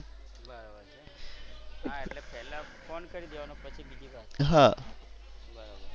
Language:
Gujarati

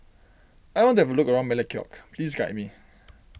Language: English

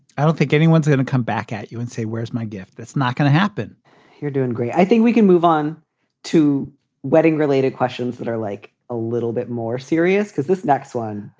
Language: English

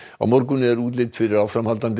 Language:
Icelandic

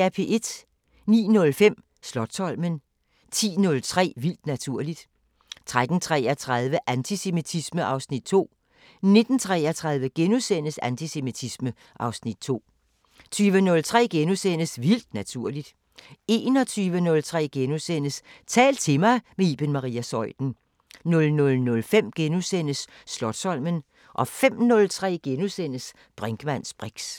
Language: Danish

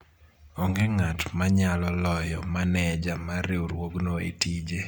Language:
Luo (Kenya and Tanzania)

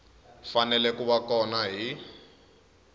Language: Tsonga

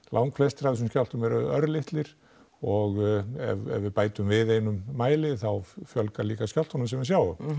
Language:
Icelandic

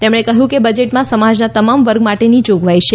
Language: Gujarati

